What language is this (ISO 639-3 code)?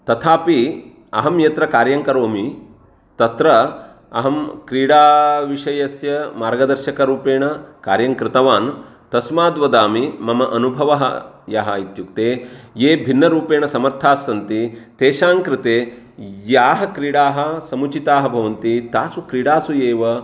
san